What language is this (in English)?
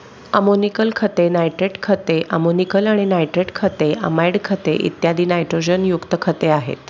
Marathi